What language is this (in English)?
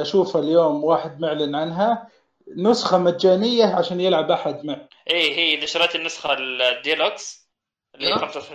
Arabic